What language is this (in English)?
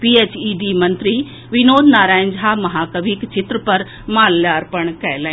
Maithili